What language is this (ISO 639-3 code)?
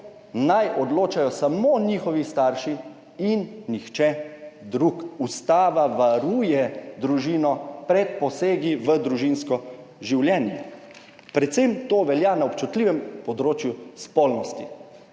slv